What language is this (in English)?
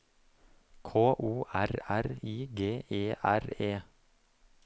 Norwegian